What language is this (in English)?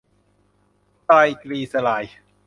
Thai